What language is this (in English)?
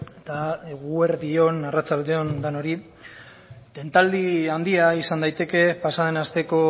Basque